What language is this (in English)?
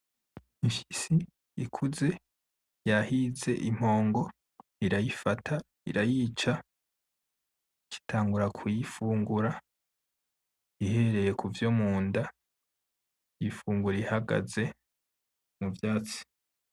Rundi